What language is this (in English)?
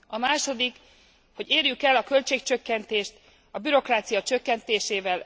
Hungarian